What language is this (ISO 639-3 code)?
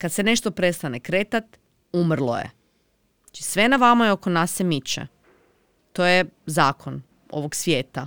hrv